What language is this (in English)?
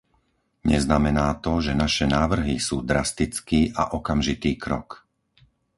Slovak